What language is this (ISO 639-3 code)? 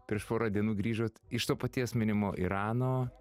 lit